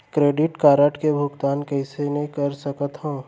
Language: Chhattisgarhi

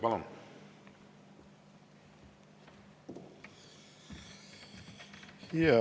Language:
Estonian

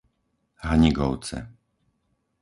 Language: Slovak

